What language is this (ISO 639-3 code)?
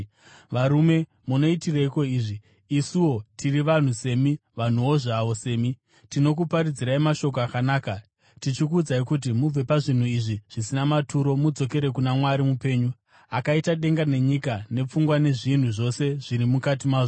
sna